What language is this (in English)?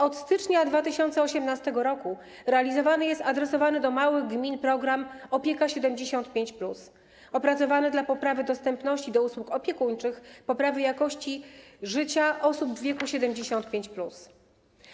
Polish